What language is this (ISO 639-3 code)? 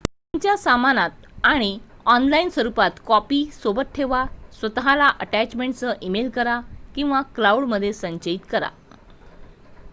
mar